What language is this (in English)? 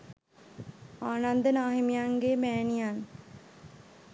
Sinhala